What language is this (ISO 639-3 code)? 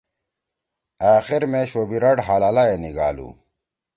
trw